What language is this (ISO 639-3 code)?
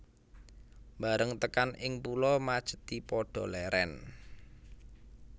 jav